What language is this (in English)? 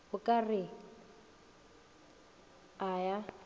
Northern Sotho